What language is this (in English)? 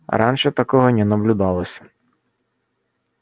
Russian